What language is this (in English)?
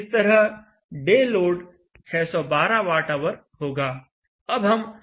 Hindi